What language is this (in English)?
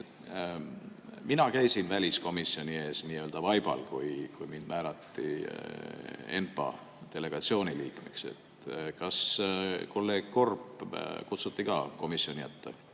Estonian